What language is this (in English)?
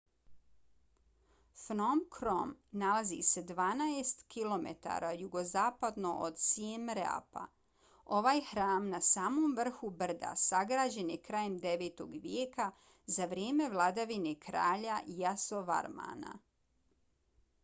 Bosnian